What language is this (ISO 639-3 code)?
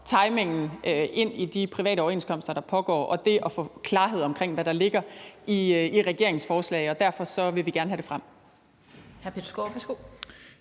dan